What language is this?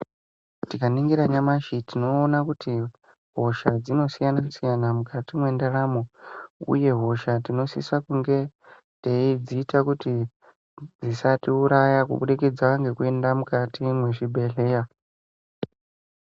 Ndau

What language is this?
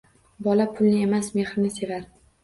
Uzbek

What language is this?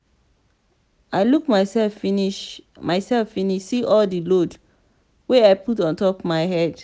Nigerian Pidgin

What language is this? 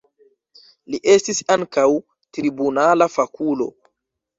Esperanto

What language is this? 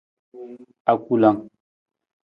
Nawdm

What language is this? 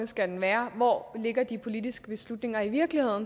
Danish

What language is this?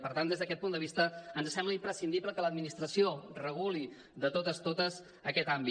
Catalan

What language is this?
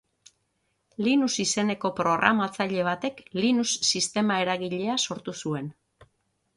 Basque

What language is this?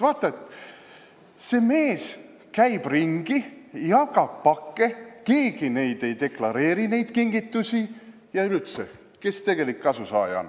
Estonian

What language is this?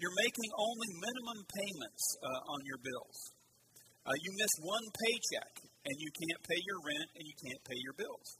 English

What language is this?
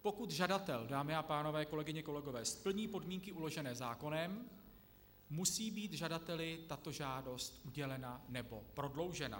Czech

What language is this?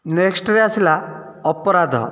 Odia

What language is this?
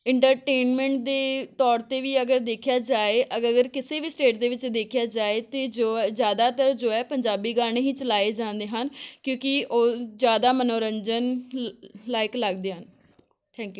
Punjabi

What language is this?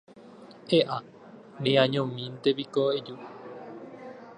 Guarani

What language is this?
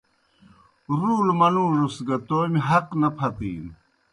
Kohistani Shina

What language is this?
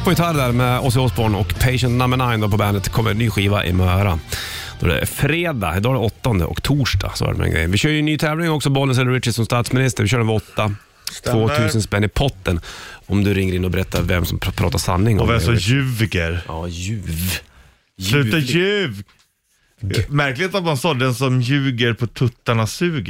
Swedish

